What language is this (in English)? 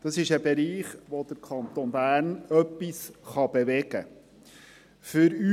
Swiss German